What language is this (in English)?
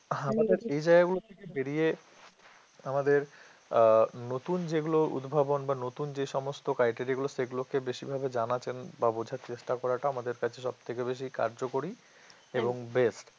Bangla